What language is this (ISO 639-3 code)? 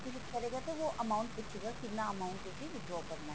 pan